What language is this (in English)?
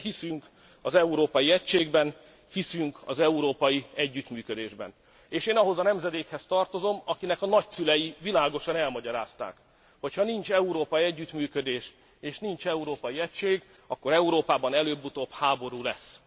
Hungarian